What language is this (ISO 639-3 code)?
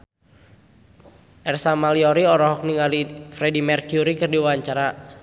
sun